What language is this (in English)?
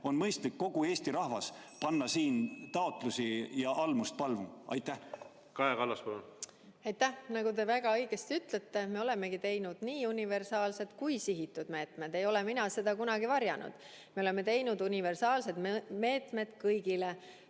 Estonian